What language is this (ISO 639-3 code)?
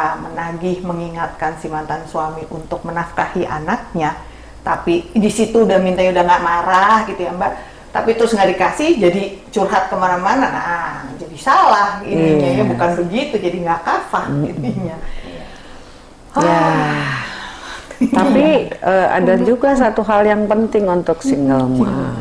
ind